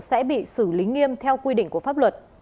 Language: Vietnamese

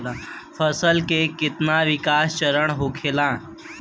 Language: Bhojpuri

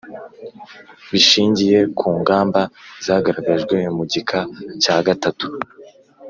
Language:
Kinyarwanda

